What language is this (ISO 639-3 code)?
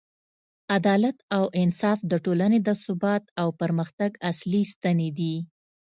pus